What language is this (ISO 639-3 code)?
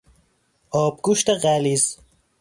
fas